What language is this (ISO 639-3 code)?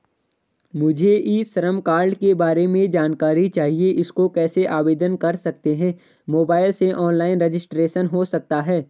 hin